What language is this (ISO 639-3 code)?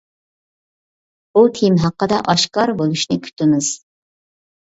uig